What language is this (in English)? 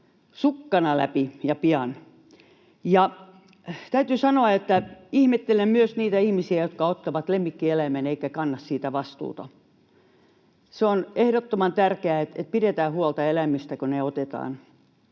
Finnish